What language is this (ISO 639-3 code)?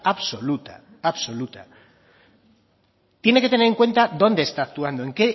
spa